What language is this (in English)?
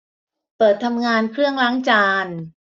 Thai